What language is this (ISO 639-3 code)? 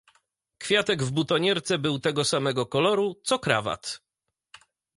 pol